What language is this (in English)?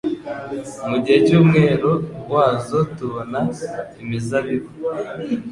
Kinyarwanda